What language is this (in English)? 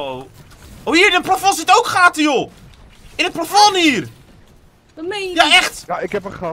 Dutch